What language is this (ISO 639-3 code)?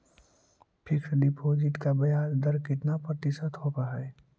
mag